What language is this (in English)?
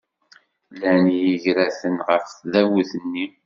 Kabyle